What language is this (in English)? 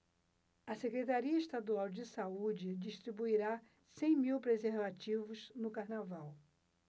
Portuguese